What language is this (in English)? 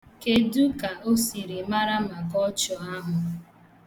Igbo